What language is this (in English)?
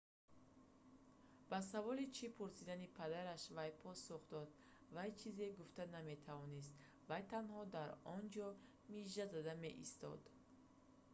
Tajik